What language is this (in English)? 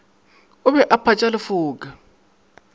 Northern Sotho